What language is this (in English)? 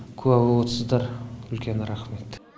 Kazakh